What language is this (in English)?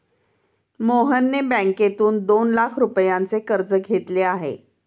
Marathi